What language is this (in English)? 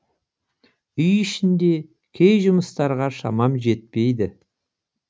Kazakh